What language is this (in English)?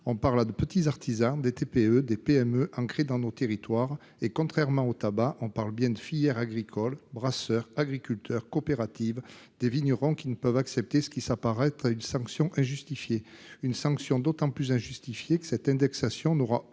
French